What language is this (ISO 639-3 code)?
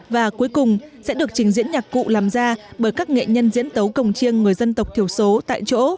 vie